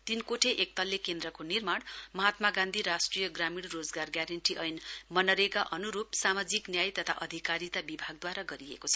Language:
Nepali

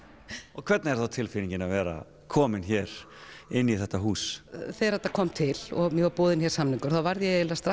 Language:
Icelandic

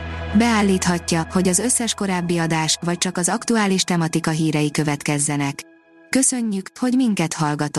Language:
Hungarian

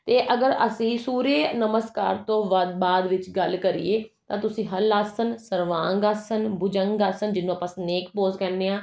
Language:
Punjabi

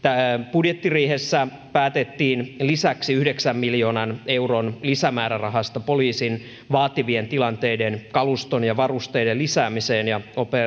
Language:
Finnish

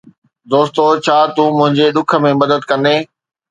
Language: Sindhi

